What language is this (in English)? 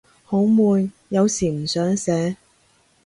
Cantonese